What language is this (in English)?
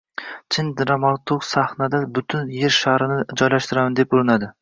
Uzbek